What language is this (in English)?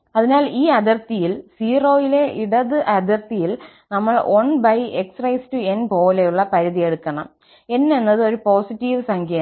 Malayalam